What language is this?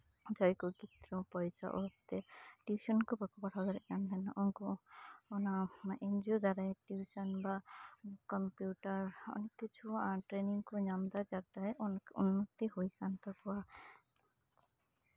Santali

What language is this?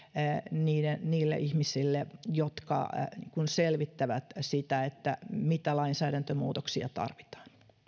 Finnish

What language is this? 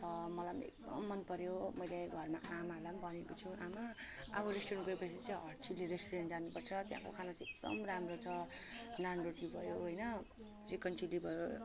Nepali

